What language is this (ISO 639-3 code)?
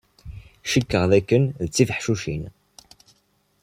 kab